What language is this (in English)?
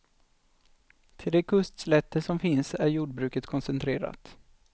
Swedish